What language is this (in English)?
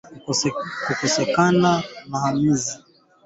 Swahili